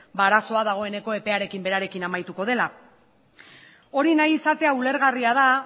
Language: Basque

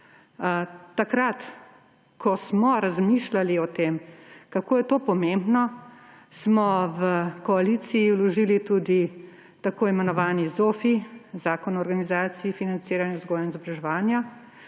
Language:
Slovenian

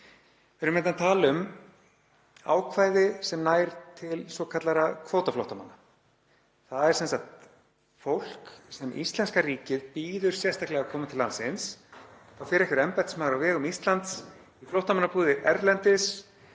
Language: Icelandic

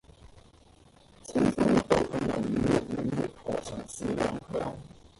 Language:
Cantonese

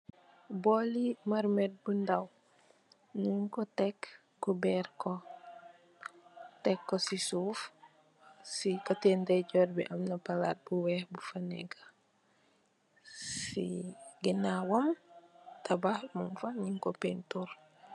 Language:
Wolof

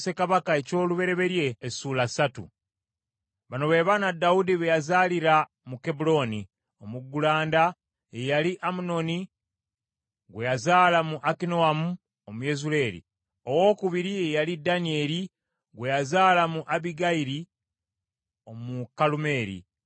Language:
Ganda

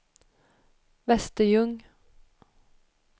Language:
Swedish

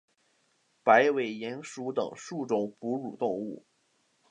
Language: Chinese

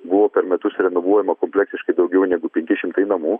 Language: Lithuanian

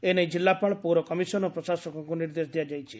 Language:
Odia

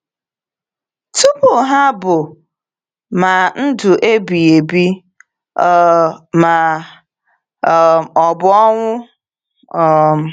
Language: Igbo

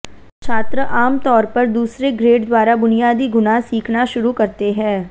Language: Hindi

